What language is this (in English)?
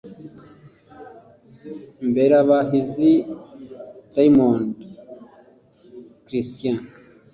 Kinyarwanda